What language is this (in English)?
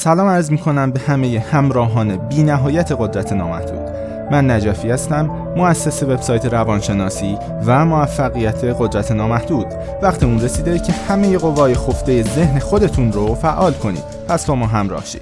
Persian